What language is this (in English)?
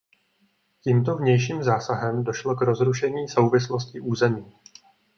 Czech